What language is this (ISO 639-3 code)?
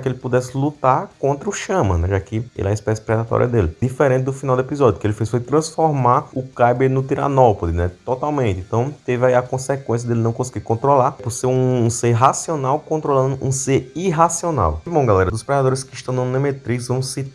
por